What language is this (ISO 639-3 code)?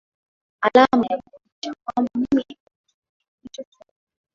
swa